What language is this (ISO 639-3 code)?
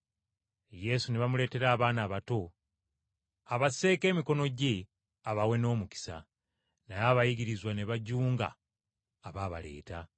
lug